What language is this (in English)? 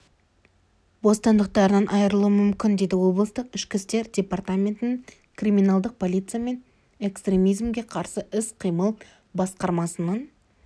Kazakh